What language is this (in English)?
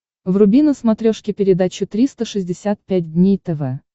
Russian